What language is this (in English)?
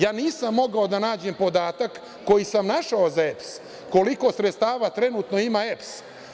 Serbian